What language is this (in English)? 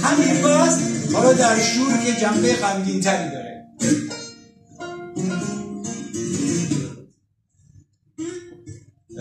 Persian